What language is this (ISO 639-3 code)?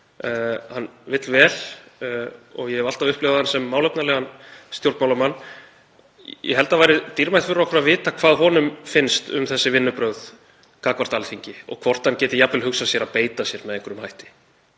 isl